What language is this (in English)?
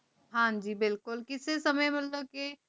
Punjabi